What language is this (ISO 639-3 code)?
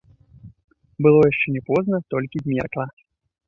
bel